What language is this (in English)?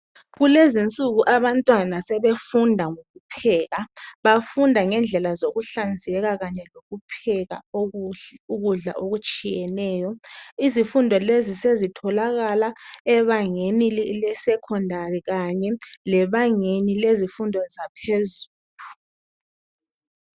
North Ndebele